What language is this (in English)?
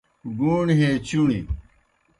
Kohistani Shina